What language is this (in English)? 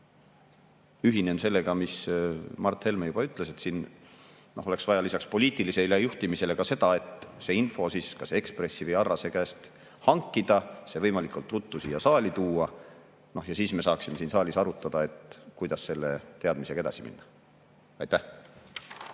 Estonian